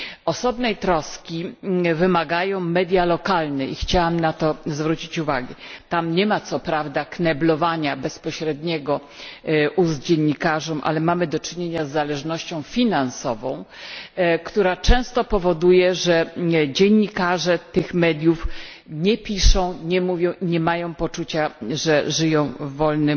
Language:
Polish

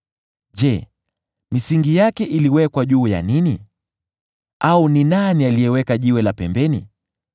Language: Swahili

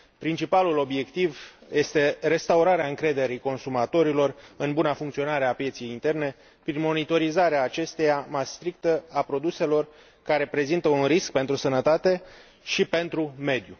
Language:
Romanian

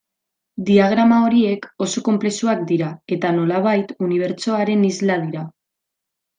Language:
Basque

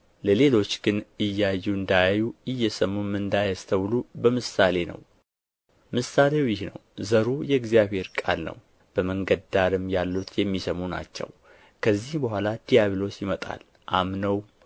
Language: Amharic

